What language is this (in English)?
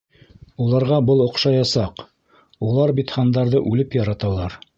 Bashkir